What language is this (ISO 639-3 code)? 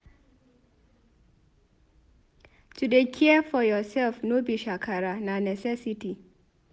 pcm